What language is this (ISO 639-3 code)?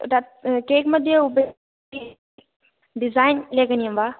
san